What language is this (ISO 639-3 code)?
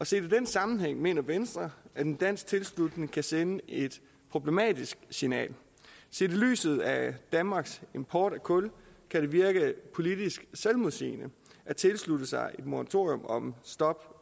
dan